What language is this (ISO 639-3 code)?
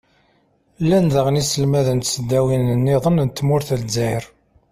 kab